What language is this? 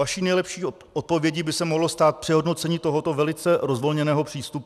Czech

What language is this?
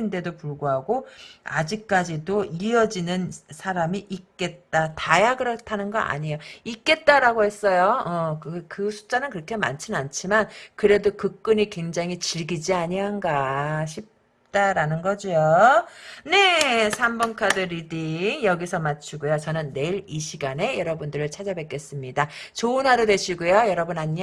Korean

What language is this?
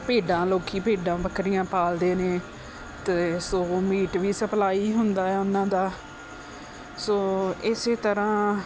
Punjabi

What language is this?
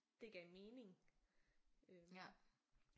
Danish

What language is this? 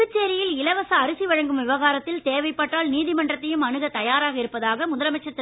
Tamil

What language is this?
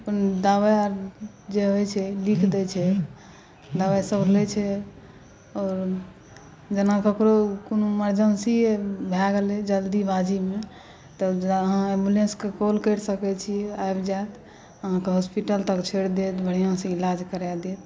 Maithili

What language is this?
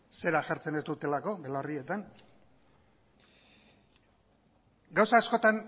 Basque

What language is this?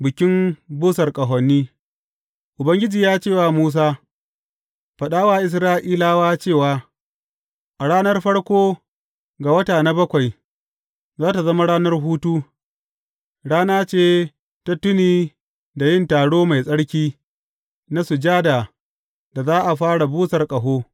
Hausa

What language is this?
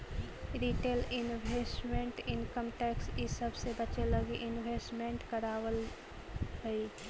Magahi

